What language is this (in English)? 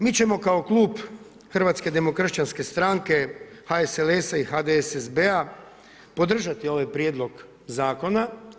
Croatian